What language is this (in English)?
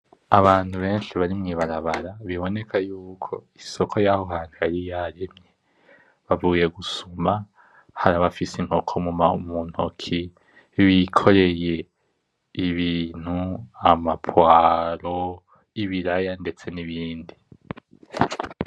Rundi